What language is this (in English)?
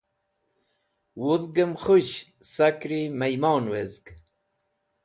Wakhi